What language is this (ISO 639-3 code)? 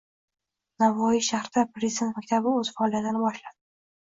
uzb